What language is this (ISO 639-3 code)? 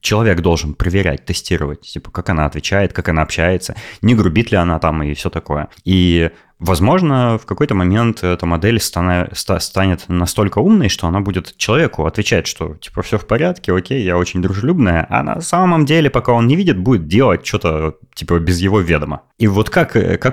rus